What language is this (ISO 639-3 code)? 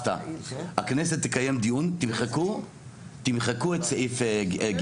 heb